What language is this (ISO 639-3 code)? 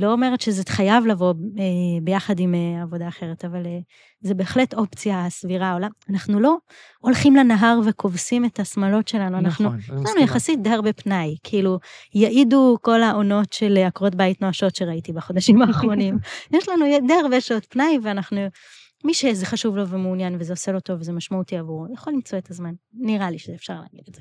heb